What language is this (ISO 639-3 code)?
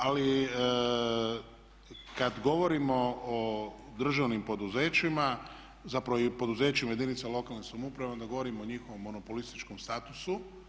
hrv